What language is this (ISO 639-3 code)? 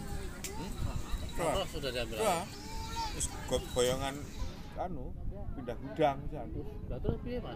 ind